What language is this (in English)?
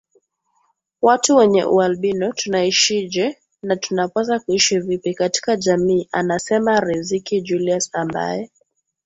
Swahili